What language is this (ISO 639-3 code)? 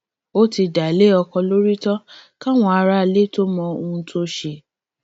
yor